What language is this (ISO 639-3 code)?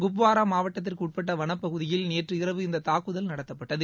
tam